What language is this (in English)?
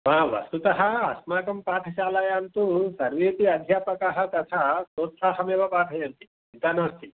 Sanskrit